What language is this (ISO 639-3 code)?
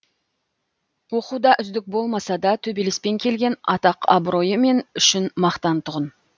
kaz